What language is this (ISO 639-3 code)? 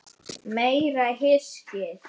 isl